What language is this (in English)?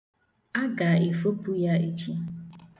Igbo